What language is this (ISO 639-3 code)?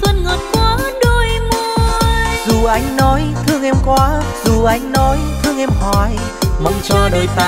vie